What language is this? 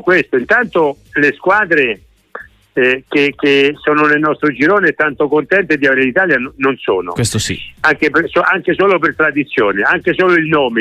Italian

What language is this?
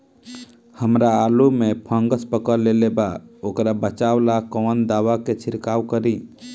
Bhojpuri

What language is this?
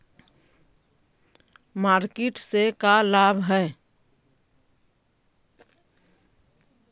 Magahi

